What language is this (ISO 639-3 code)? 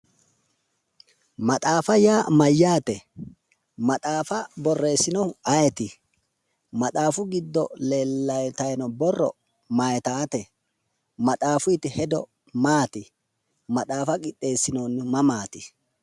sid